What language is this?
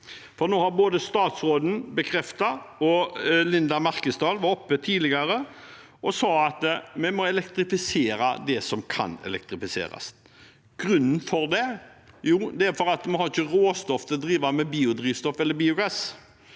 Norwegian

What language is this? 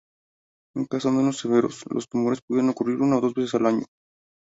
Spanish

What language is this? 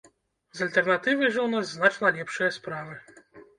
Belarusian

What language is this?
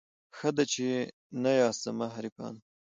Pashto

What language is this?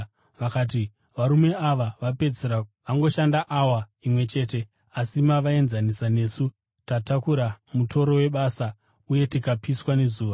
Shona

